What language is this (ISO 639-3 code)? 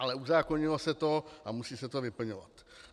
ces